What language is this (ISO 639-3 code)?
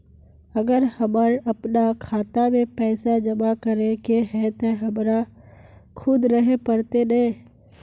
mag